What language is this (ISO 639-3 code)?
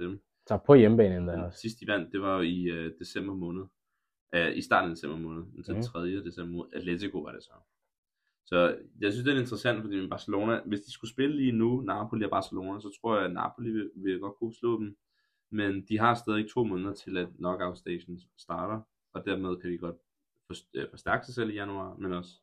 dan